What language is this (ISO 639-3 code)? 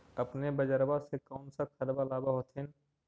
mag